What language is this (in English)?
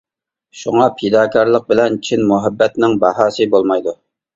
Uyghur